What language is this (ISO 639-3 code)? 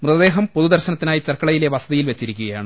mal